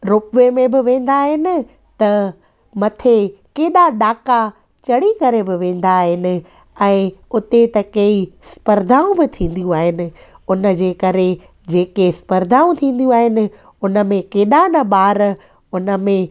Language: Sindhi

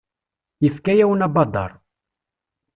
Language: Kabyle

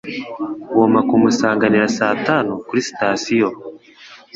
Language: Kinyarwanda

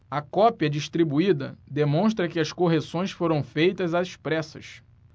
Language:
Portuguese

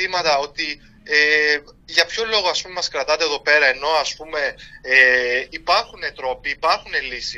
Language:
Greek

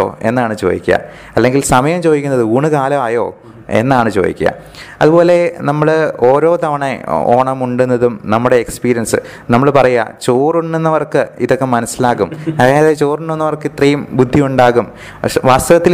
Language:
Malayalam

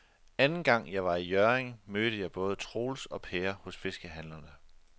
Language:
Danish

